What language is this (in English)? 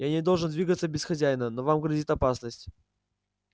Russian